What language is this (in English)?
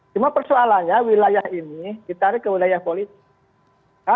Indonesian